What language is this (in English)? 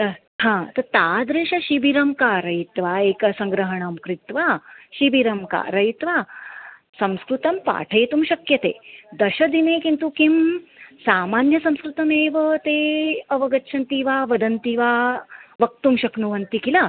Sanskrit